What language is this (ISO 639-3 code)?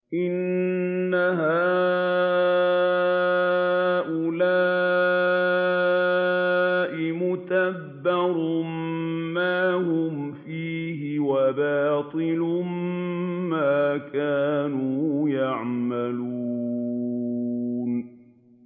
ara